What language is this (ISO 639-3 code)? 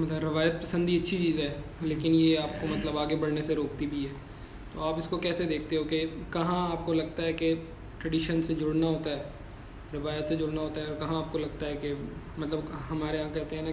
urd